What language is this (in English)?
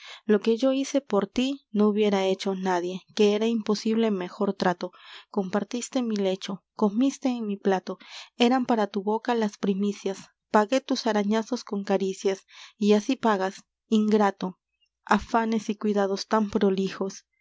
Spanish